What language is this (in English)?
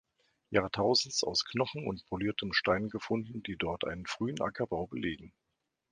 German